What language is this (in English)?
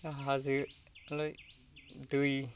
Bodo